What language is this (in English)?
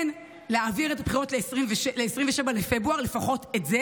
Hebrew